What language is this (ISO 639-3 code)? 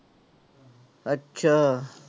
pan